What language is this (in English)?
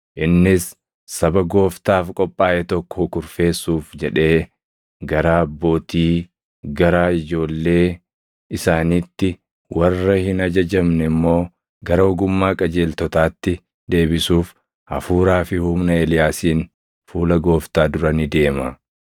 Oromo